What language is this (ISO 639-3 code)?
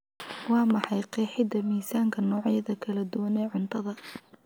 som